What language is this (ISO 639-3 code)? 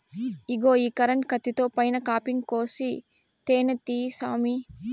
tel